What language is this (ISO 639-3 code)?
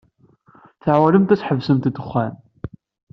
kab